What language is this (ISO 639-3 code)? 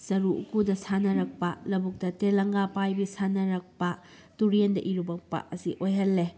mni